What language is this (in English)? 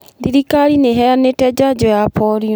Kikuyu